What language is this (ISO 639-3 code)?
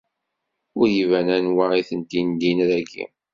kab